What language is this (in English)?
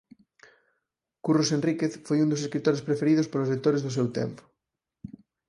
Galician